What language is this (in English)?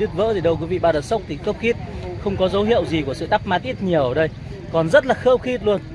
Vietnamese